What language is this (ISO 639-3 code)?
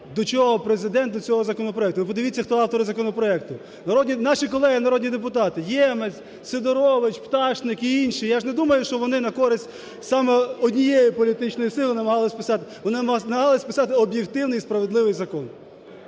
ukr